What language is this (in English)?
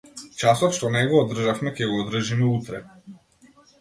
Macedonian